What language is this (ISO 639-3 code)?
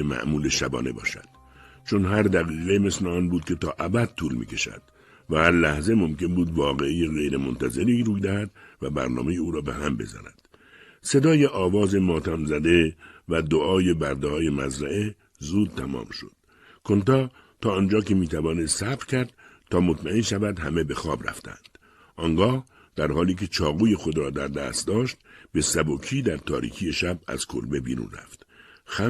fas